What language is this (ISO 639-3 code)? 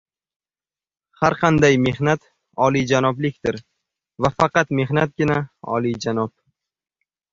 uzb